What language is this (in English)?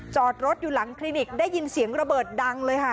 Thai